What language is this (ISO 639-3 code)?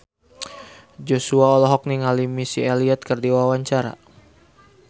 sun